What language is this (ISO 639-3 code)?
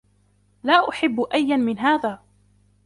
ara